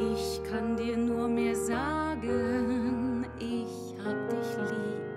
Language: German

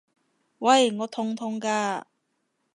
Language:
Cantonese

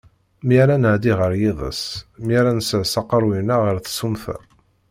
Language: Kabyle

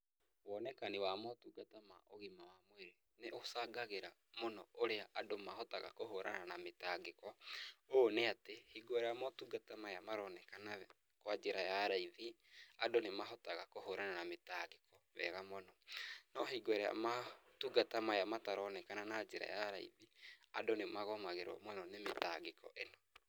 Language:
Kikuyu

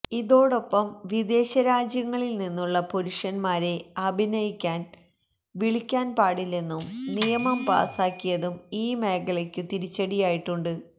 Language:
Malayalam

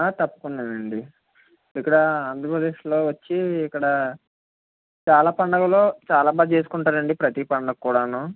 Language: Telugu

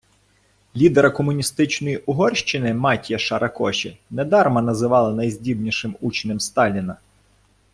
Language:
Ukrainian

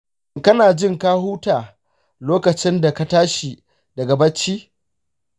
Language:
Hausa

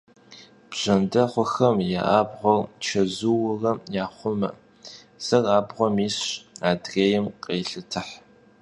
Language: Kabardian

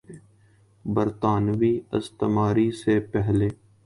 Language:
Urdu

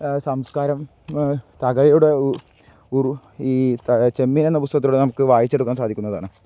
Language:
Malayalam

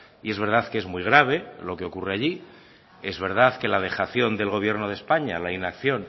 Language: Spanish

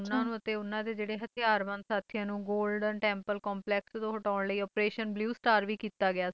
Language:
Punjabi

